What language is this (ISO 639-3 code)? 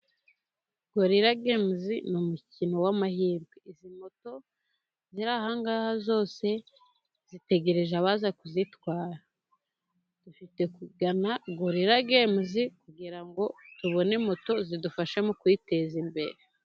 kin